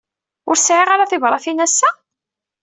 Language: Kabyle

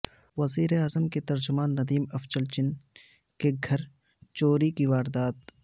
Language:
Urdu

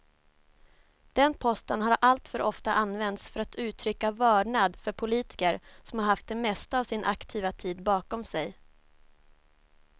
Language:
Swedish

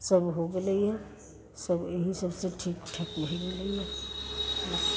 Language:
Maithili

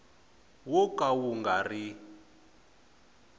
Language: Tsonga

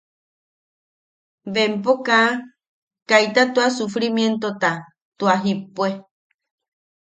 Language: Yaqui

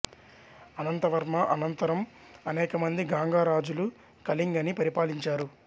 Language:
Telugu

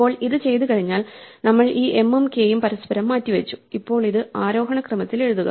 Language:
Malayalam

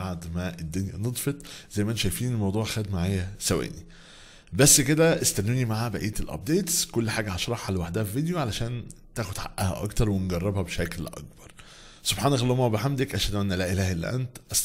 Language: Arabic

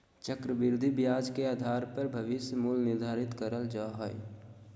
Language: Magahi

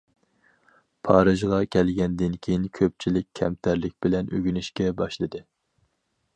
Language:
Uyghur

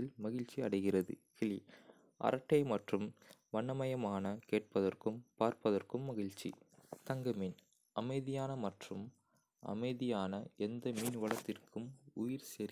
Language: Kota (India)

